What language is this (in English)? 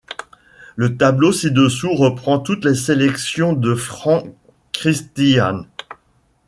French